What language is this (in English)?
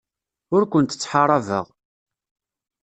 Kabyle